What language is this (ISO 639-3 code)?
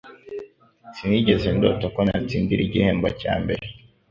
kin